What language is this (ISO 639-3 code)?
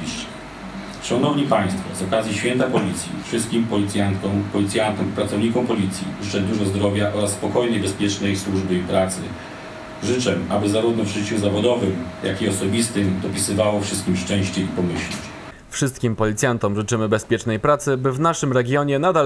pol